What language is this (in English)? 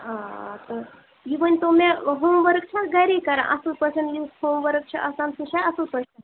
Kashmiri